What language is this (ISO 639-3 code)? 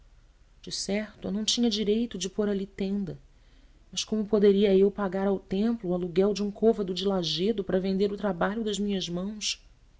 por